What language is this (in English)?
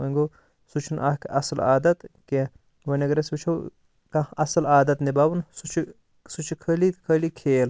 Kashmiri